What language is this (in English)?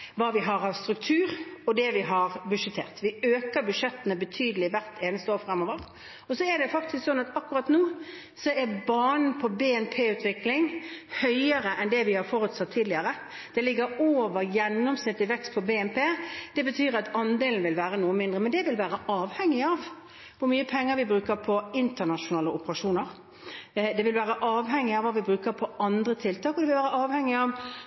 Norwegian Bokmål